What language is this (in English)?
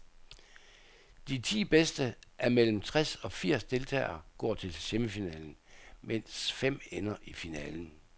Danish